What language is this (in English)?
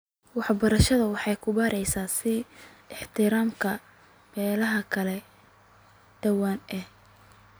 Somali